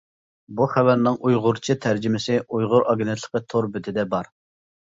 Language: Uyghur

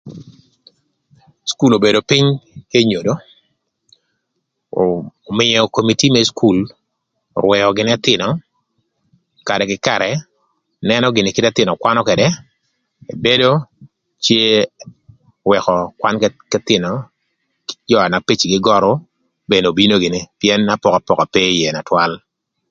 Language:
Thur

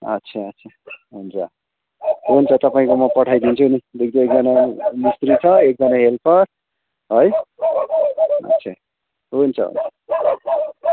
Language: Nepali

